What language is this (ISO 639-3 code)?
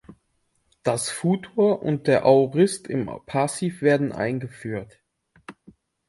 deu